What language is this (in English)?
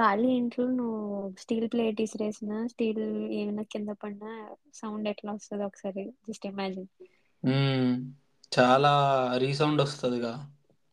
Telugu